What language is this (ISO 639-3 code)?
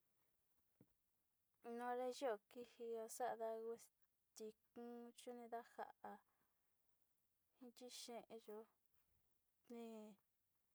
xti